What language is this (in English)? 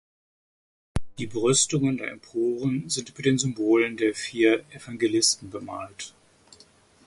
German